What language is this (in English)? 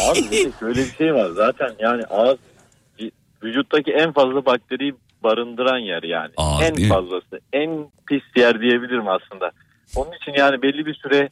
Turkish